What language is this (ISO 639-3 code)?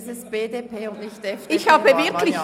gsw